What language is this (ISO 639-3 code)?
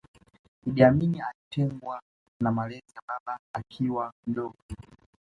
swa